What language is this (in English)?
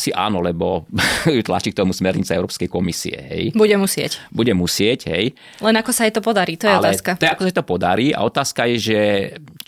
Slovak